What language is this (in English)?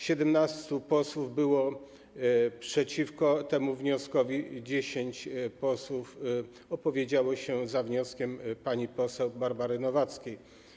Polish